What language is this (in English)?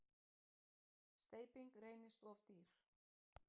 Icelandic